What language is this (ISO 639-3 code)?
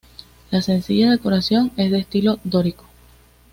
spa